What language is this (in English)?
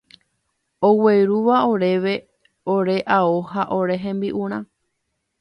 Guarani